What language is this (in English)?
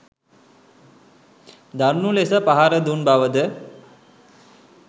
Sinhala